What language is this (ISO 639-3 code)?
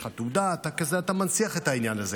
heb